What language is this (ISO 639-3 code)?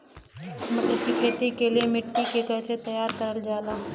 bho